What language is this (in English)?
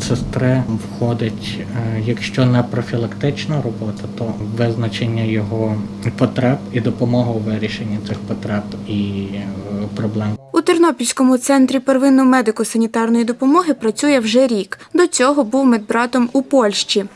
Ukrainian